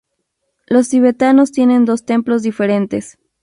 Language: Spanish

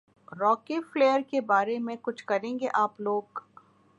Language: Urdu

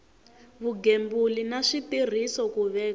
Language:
Tsonga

